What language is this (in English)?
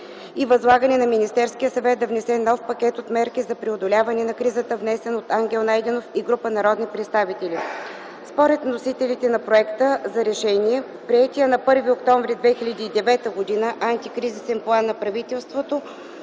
Bulgarian